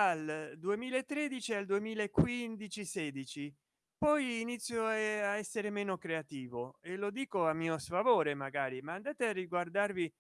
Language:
Italian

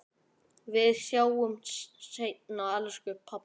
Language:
Icelandic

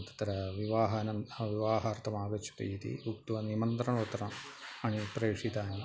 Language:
Sanskrit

